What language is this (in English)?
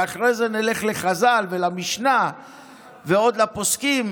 Hebrew